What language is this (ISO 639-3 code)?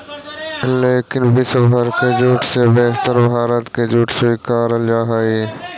mag